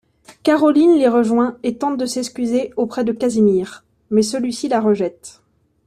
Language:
French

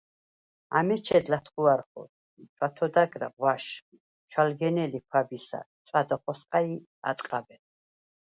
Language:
Svan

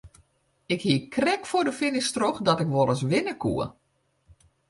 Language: Western Frisian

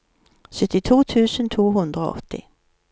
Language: Norwegian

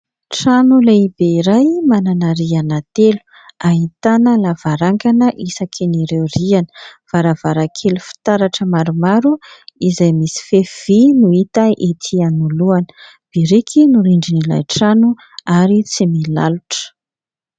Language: Malagasy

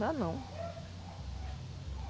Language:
Portuguese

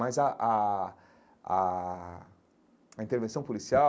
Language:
Portuguese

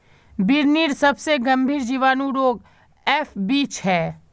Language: Magahi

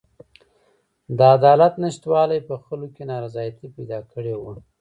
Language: Pashto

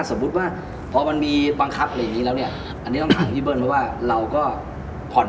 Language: Thai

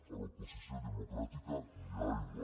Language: Catalan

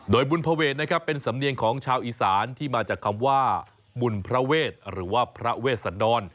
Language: Thai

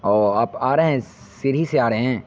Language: Urdu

